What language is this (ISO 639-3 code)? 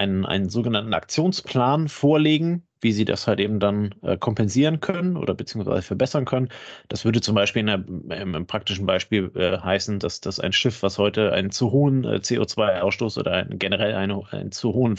deu